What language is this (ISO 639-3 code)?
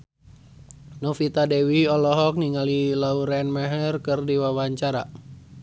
sun